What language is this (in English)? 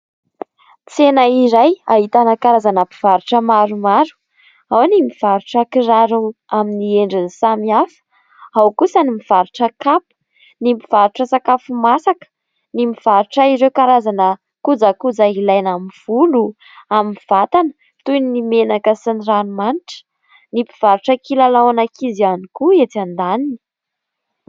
Malagasy